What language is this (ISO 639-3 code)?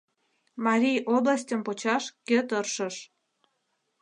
chm